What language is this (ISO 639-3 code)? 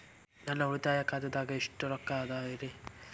kan